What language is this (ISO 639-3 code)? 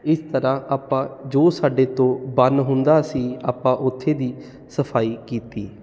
pan